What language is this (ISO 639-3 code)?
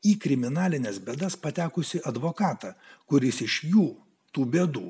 lit